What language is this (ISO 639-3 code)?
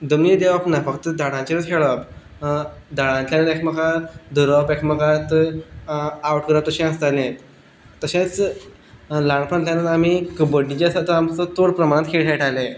kok